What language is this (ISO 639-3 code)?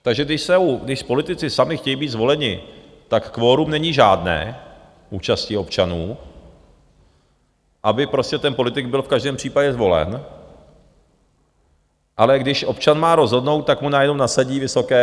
ces